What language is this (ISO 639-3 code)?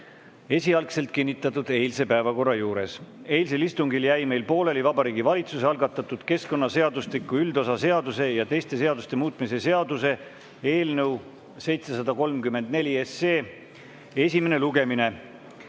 est